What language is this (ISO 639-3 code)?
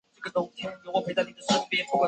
zho